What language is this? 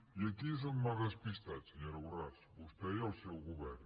Catalan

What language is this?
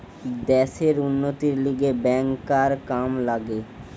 Bangla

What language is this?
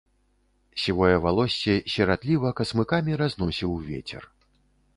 Belarusian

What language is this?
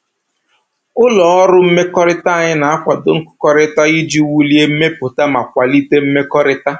Igbo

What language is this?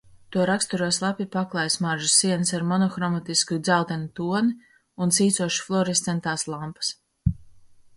Latvian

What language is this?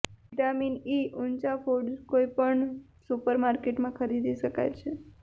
Gujarati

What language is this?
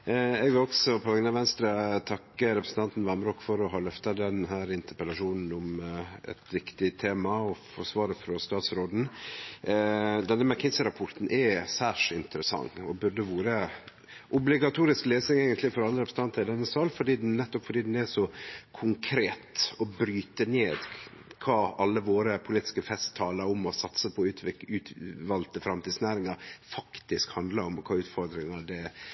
Norwegian Nynorsk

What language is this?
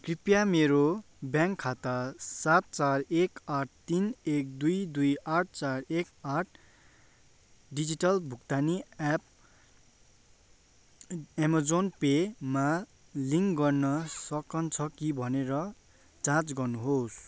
Nepali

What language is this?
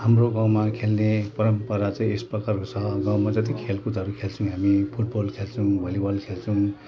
Nepali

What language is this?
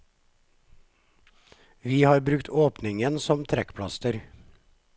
Norwegian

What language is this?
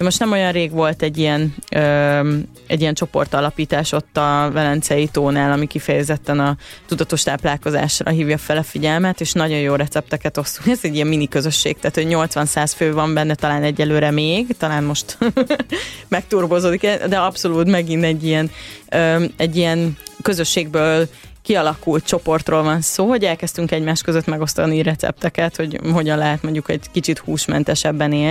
Hungarian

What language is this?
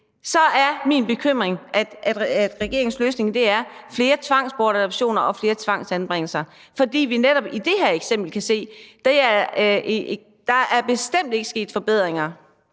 Danish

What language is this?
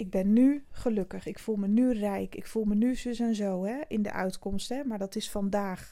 Dutch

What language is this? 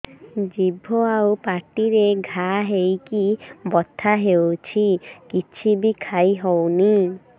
Odia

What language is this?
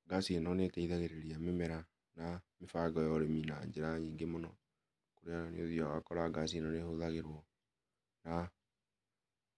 Kikuyu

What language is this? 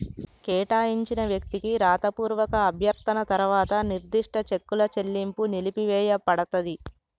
Telugu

